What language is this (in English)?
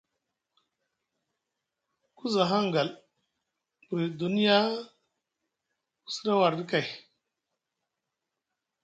Musgu